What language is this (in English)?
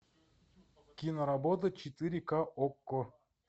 Russian